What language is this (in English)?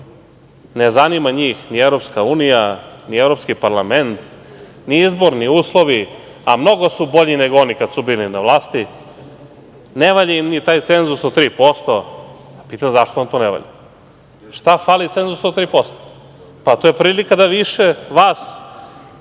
Serbian